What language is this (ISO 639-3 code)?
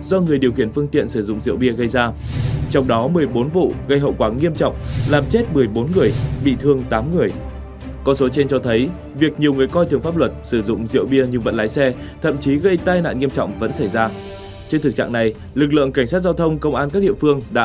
vie